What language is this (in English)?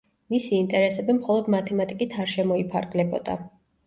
Georgian